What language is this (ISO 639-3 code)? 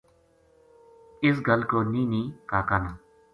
gju